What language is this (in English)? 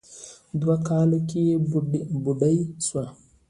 Pashto